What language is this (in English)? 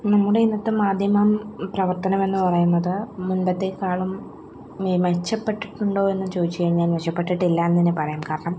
Malayalam